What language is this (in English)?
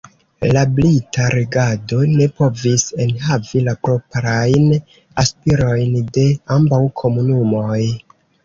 Esperanto